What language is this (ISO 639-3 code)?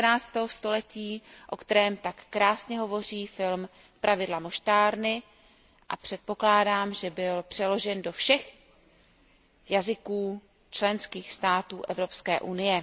ces